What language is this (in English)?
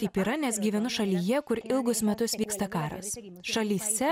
Lithuanian